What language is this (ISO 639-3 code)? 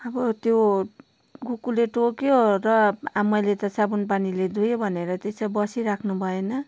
nep